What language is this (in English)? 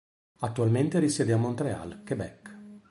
Italian